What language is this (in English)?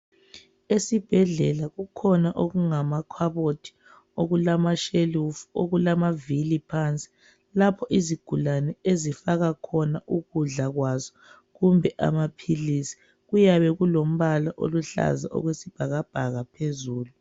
North Ndebele